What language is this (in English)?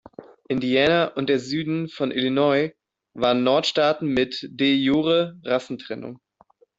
German